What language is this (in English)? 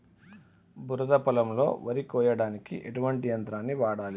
Telugu